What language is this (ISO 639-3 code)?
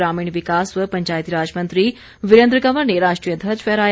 hin